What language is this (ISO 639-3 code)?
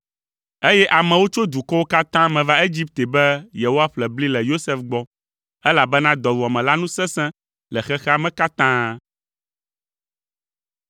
ewe